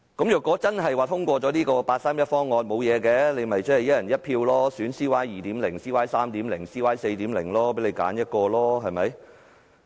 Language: Cantonese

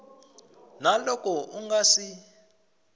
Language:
Tsonga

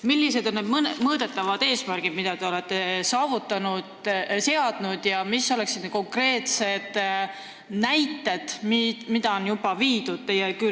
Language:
Estonian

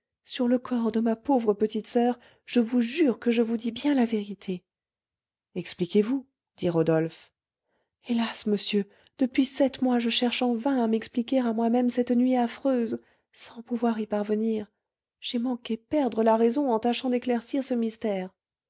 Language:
French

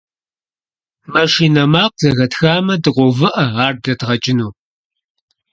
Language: Kabardian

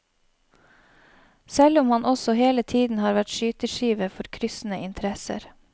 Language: Norwegian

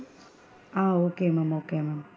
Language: Tamil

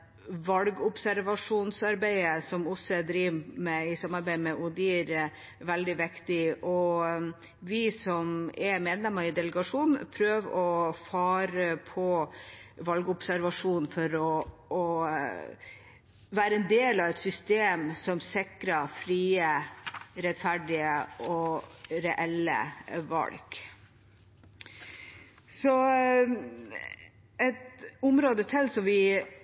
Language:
Norwegian Bokmål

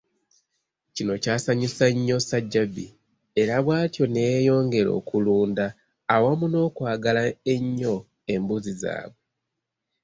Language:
Ganda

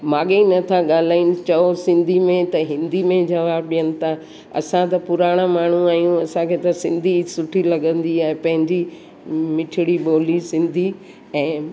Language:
Sindhi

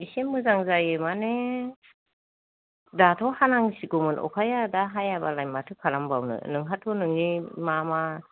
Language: Bodo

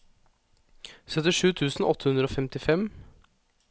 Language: Norwegian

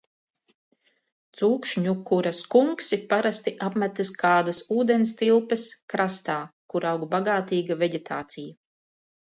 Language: Latvian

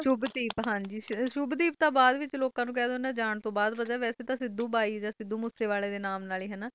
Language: Punjabi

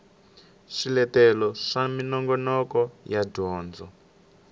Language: Tsonga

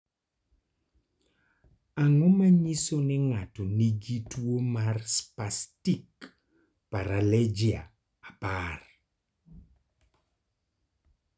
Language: Luo (Kenya and Tanzania)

